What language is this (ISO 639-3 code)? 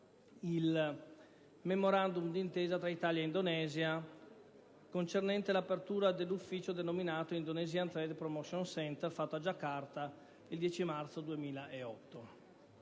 ita